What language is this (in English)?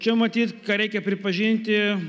Lithuanian